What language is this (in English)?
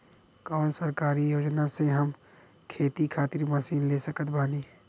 Bhojpuri